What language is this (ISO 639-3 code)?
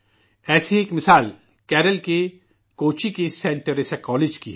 urd